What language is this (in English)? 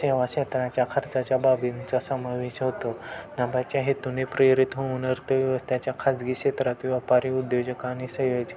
Marathi